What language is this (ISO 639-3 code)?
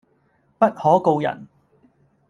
yue